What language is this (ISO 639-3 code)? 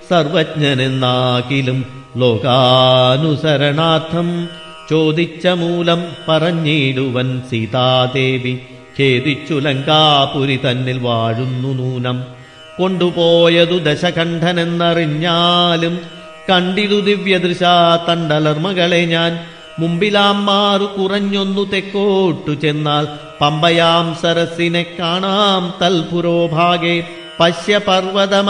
mal